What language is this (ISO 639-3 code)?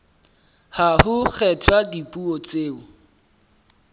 sot